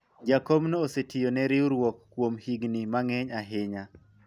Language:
Luo (Kenya and Tanzania)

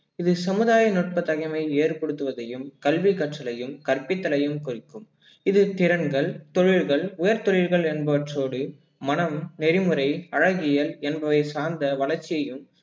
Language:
Tamil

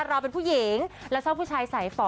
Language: Thai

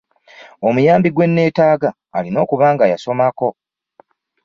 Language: Ganda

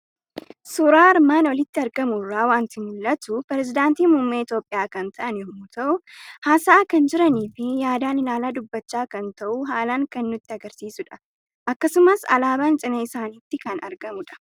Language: Oromo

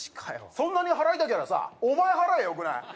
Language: Japanese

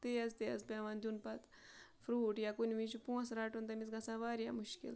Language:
Kashmiri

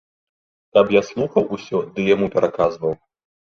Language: Belarusian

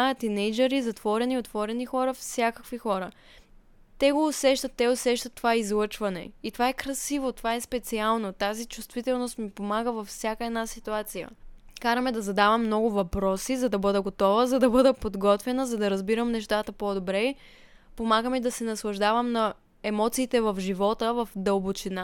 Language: Bulgarian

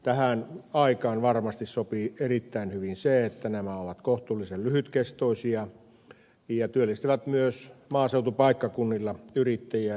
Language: Finnish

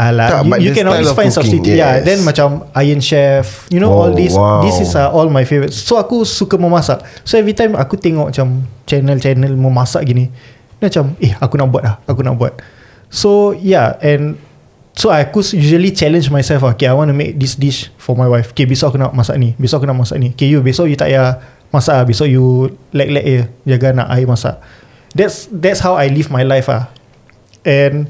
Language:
Malay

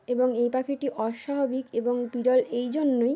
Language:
Bangla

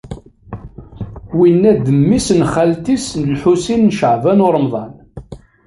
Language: Kabyle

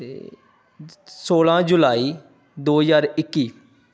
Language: Punjabi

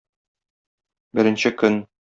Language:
Tatar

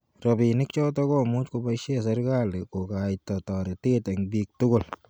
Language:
Kalenjin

